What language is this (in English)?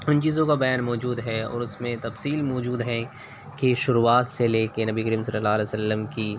Urdu